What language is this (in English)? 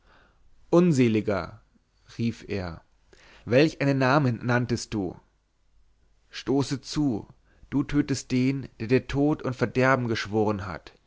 German